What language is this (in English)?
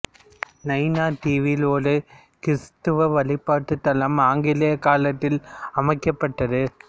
Tamil